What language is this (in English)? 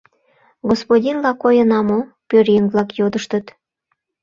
Mari